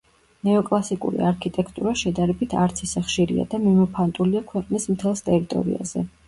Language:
Georgian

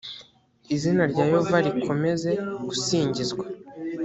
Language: Kinyarwanda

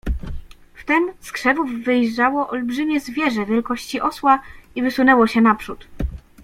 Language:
Polish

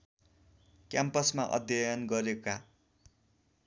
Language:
Nepali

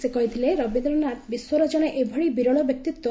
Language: Odia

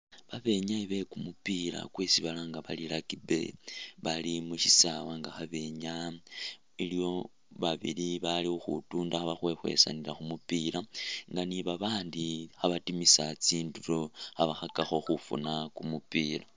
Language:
Masaaba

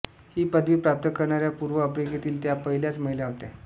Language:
Marathi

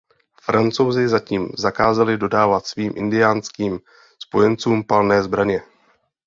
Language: Czech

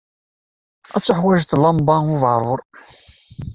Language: Kabyle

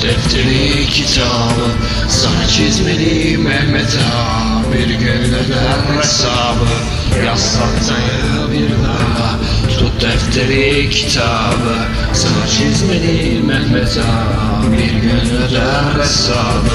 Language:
Turkish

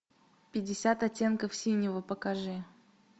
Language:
Russian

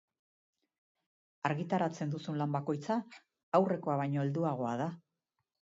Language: Basque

